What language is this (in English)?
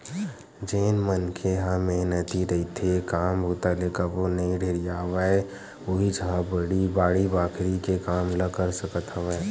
Chhattisgarhi